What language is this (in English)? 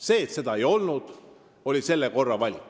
Estonian